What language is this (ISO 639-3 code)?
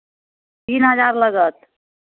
mai